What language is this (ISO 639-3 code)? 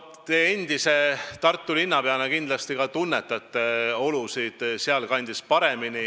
est